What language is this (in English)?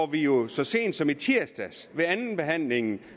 Danish